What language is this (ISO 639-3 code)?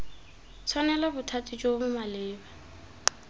tsn